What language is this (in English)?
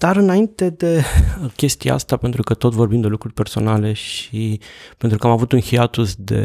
Romanian